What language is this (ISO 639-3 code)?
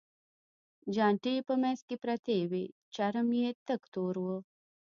pus